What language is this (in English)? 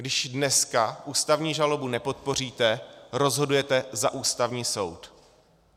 Czech